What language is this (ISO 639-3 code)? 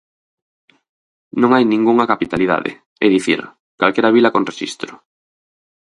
glg